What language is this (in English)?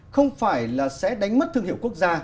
Vietnamese